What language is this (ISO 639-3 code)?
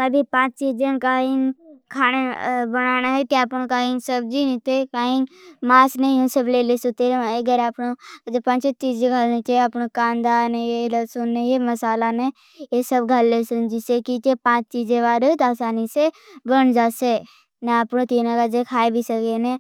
bhb